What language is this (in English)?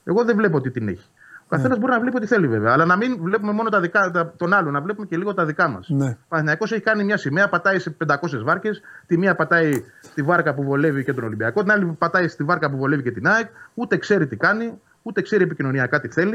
Greek